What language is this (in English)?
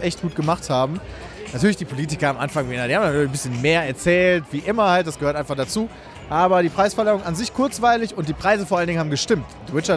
German